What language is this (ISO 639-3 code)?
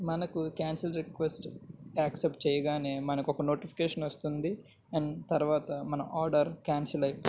tel